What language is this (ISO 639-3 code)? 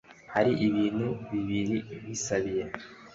kin